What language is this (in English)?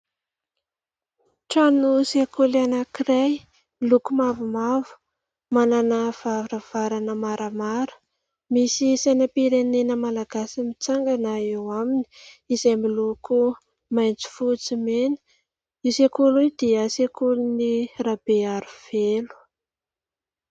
Malagasy